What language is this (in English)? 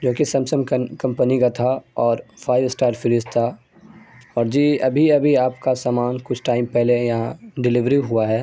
Urdu